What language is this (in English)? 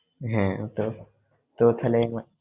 Bangla